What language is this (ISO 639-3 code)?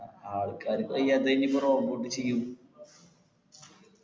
mal